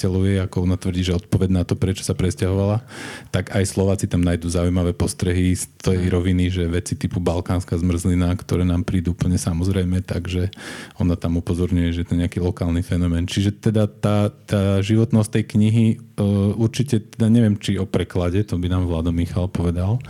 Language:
Slovak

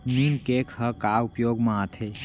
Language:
Chhattisgarhi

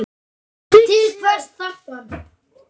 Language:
Icelandic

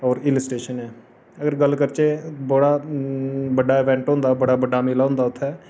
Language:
Dogri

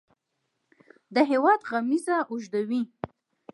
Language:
Pashto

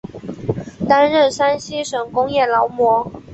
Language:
Chinese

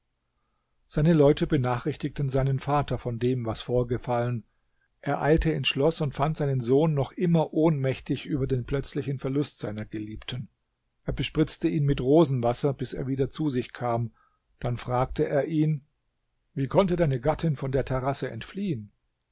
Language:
German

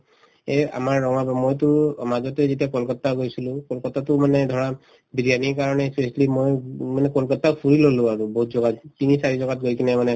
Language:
Assamese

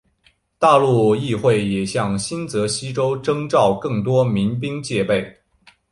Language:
Chinese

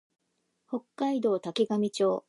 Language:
Japanese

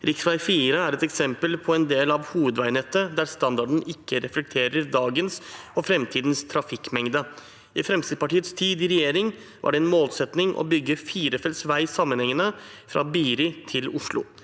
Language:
Norwegian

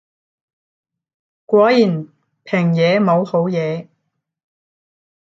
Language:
Cantonese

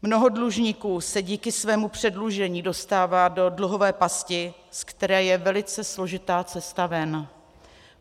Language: Czech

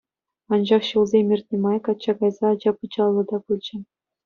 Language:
Chuvash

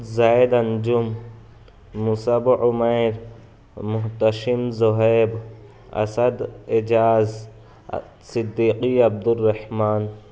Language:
Urdu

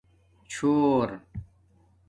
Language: Domaaki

